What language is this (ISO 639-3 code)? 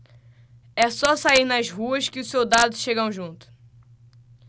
por